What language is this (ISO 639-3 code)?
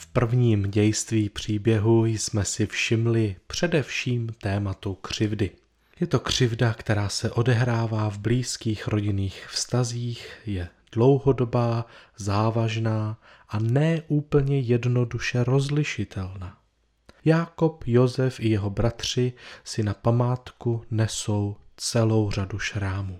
ces